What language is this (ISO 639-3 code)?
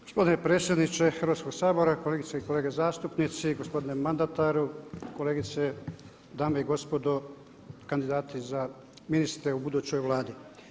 hrv